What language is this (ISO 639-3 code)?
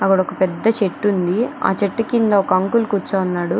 tel